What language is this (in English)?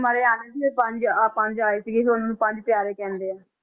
Punjabi